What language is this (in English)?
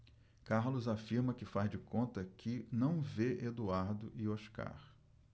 Portuguese